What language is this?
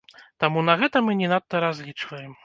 Belarusian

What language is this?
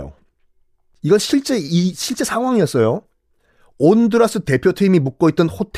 Korean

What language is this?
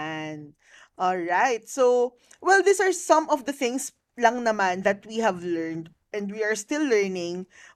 Filipino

